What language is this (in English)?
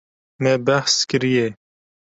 Kurdish